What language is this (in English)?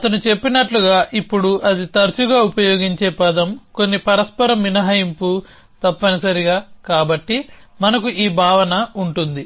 Telugu